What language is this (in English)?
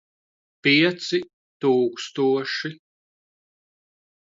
Latvian